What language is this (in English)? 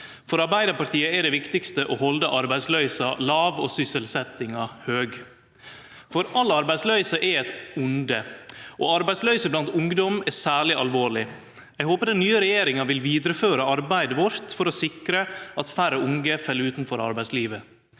Norwegian